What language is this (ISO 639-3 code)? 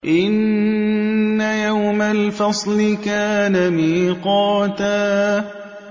ara